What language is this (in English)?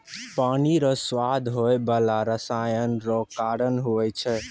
Maithili